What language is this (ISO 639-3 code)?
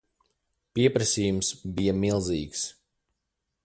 lav